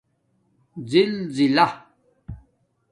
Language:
Domaaki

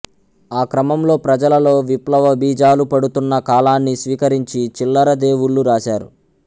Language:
Telugu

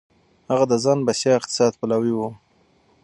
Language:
Pashto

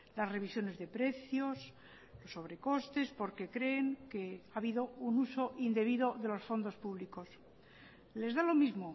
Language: Spanish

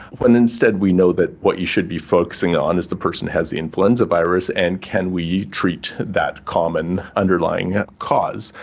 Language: English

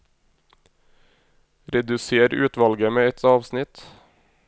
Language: Norwegian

